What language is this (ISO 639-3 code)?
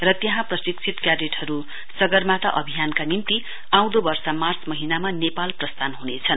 nep